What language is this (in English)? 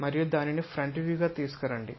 Telugu